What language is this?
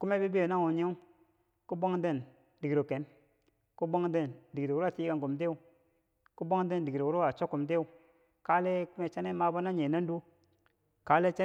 Bangwinji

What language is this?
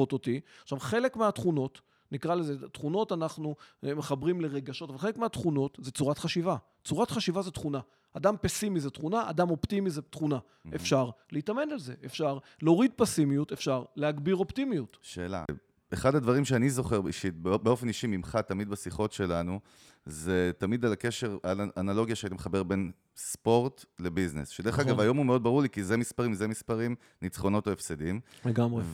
Hebrew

